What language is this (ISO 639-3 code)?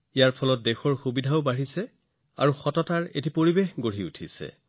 asm